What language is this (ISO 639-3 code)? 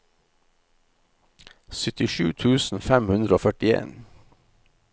nor